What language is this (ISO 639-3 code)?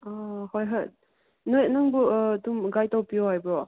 mni